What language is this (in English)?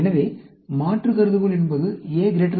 Tamil